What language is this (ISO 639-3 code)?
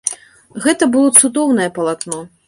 bel